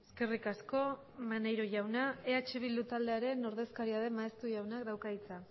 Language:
Basque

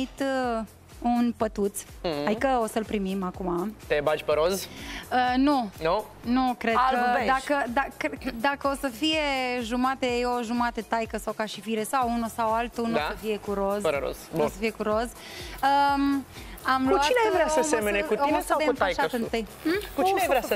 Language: Romanian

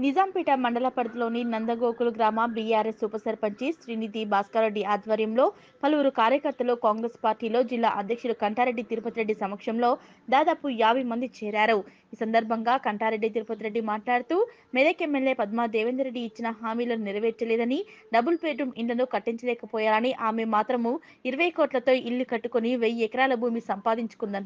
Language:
Hindi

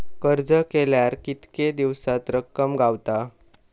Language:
Marathi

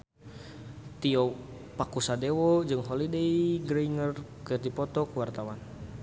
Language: Sundanese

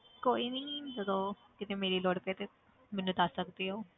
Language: Punjabi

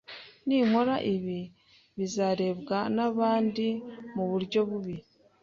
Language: Kinyarwanda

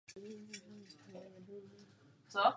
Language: Czech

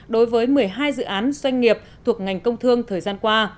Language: Vietnamese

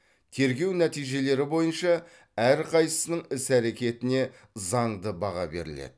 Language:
Kazakh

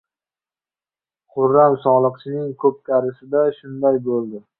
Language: Uzbek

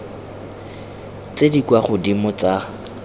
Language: Tswana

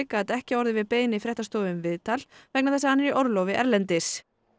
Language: Icelandic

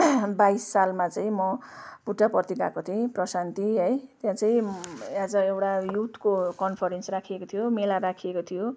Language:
Nepali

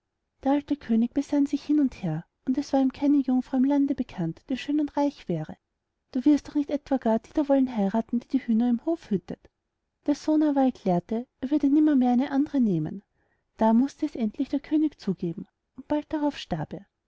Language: German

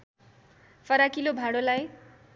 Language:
Nepali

